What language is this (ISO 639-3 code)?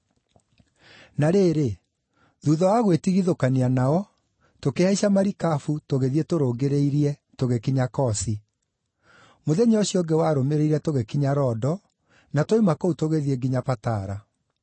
kik